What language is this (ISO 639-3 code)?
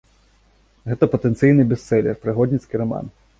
bel